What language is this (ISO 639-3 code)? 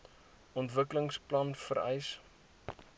afr